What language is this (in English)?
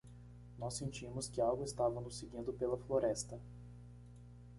Portuguese